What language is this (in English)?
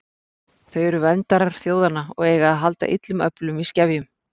Icelandic